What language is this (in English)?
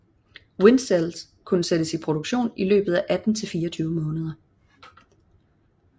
Danish